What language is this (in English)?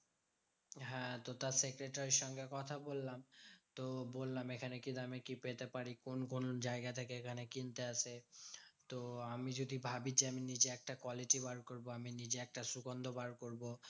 Bangla